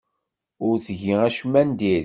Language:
Kabyle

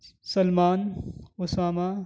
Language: Urdu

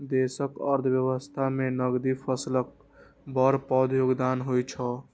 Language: Maithili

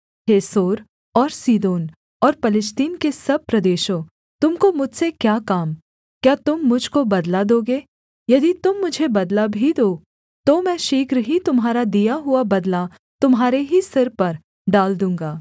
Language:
Hindi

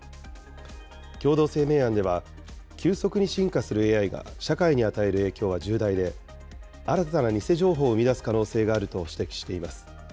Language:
Japanese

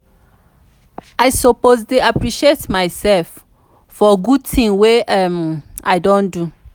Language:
Nigerian Pidgin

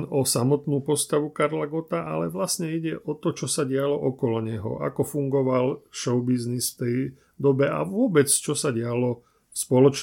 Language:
Slovak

